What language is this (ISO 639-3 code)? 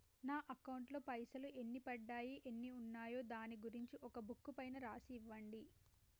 tel